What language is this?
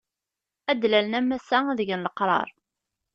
Kabyle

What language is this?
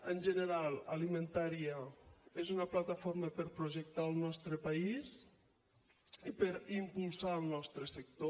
Catalan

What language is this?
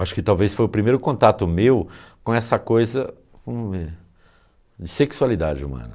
Portuguese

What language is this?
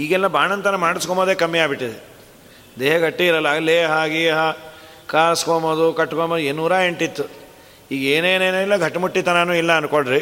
Kannada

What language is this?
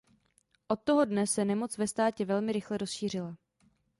Czech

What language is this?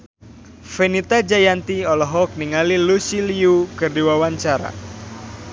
Sundanese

